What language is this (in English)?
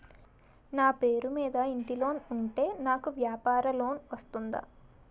Telugu